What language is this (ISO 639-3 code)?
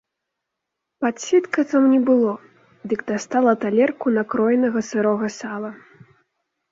bel